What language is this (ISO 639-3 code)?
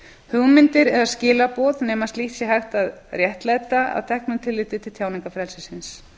isl